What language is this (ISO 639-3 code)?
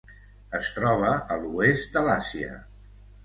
cat